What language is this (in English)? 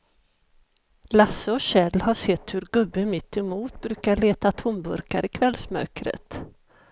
Swedish